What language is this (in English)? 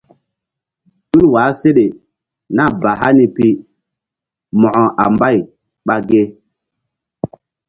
Mbum